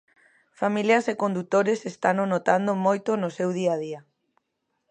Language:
Galician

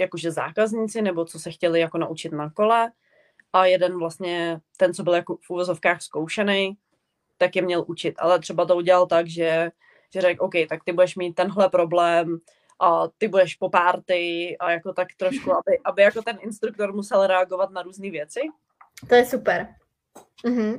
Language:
Czech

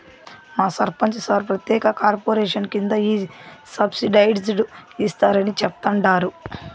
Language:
Telugu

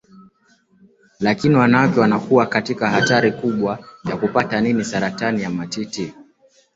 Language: Swahili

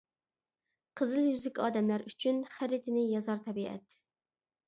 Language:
Uyghur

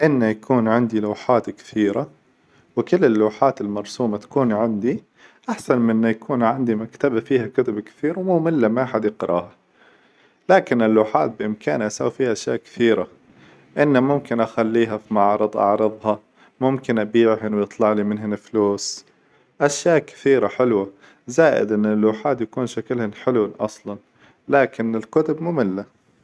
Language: Hijazi Arabic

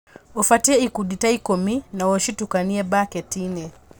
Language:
Kikuyu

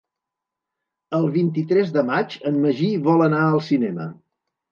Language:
Catalan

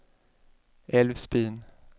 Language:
Swedish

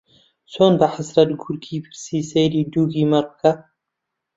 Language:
Central Kurdish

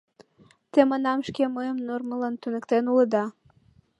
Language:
Mari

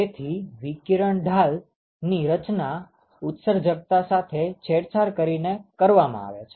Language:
Gujarati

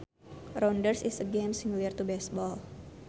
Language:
Sundanese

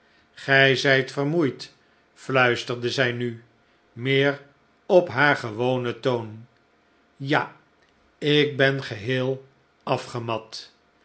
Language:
Dutch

